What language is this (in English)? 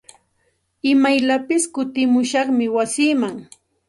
Santa Ana de Tusi Pasco Quechua